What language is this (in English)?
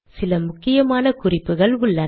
Tamil